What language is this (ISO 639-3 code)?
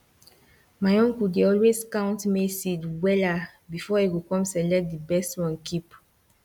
pcm